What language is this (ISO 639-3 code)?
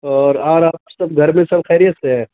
urd